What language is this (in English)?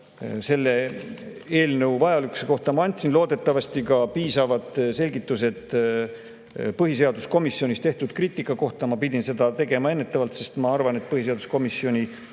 Estonian